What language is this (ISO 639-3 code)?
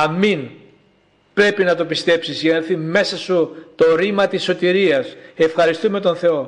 ell